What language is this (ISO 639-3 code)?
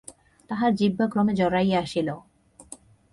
ben